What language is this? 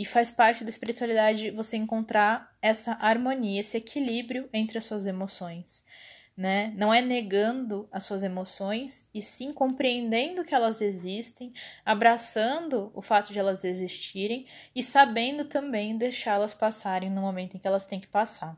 Portuguese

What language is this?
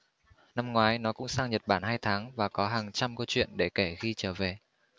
Vietnamese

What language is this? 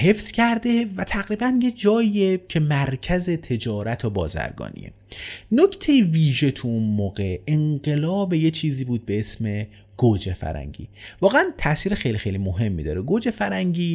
Persian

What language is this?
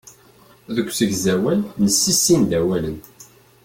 Kabyle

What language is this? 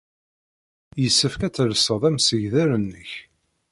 Kabyle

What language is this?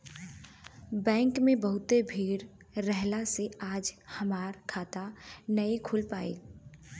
Bhojpuri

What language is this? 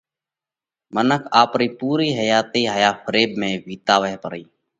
Parkari Koli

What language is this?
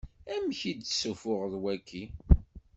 Kabyle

